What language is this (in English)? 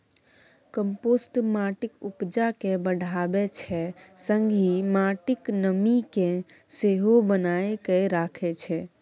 Maithili